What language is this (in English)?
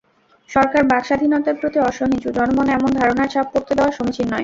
Bangla